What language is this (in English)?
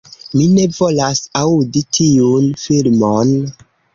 Esperanto